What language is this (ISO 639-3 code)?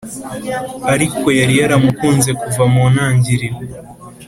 kin